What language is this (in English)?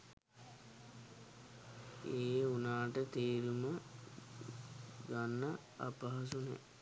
Sinhala